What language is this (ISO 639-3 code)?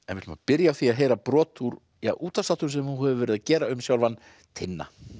isl